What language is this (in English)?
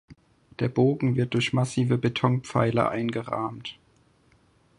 German